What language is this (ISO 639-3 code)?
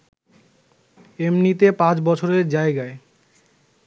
ben